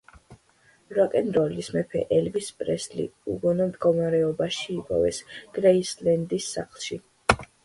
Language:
Georgian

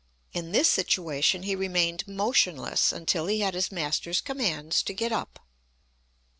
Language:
English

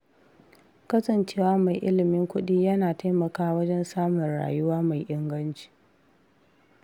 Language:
Hausa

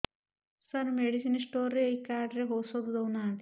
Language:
Odia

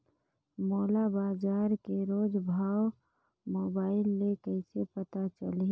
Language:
Chhattisgarhi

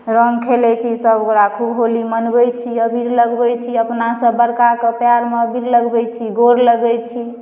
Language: Maithili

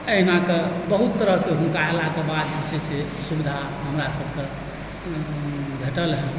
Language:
Maithili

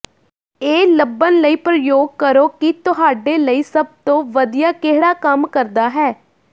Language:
Punjabi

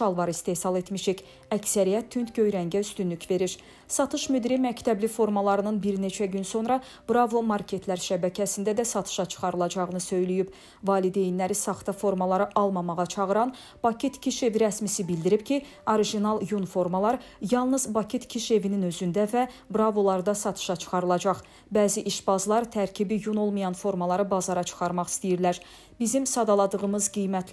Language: Turkish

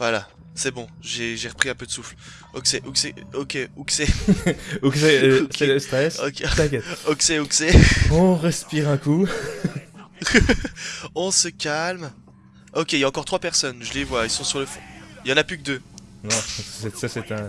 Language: French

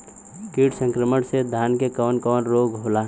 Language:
Bhojpuri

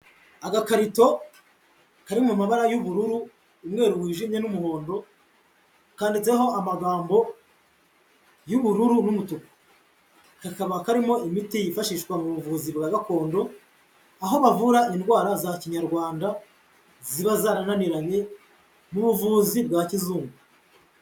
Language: Kinyarwanda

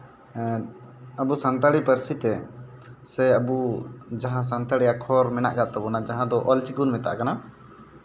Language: Santali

